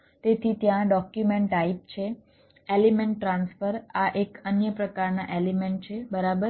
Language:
Gujarati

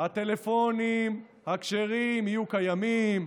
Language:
Hebrew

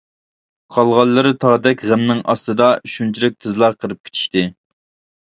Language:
Uyghur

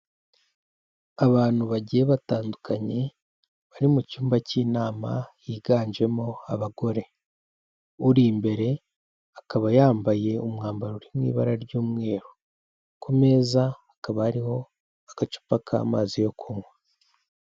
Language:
Kinyarwanda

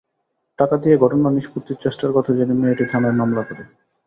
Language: Bangla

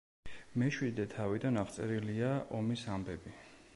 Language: Georgian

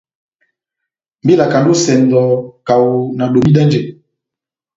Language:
Batanga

